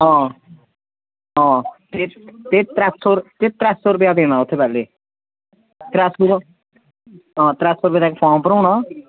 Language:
Dogri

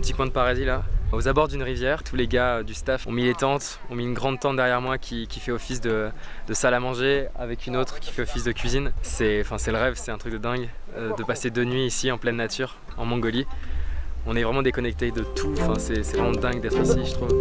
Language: French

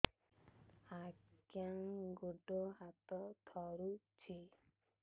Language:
Odia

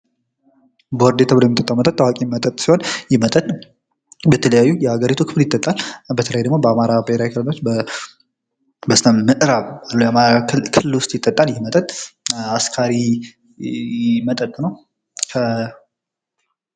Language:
Amharic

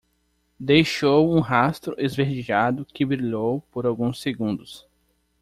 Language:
Portuguese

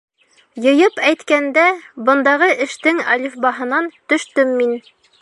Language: Bashkir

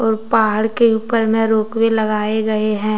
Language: Hindi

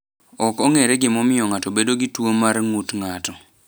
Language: Luo (Kenya and Tanzania)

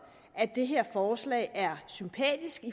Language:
Danish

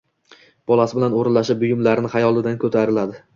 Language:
Uzbek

